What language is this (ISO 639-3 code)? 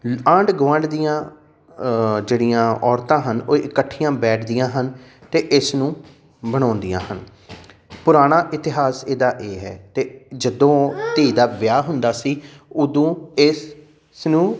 pan